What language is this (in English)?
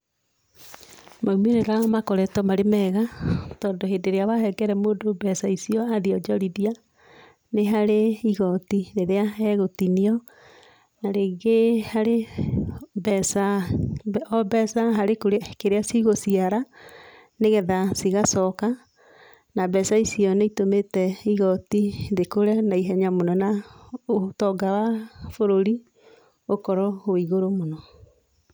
Kikuyu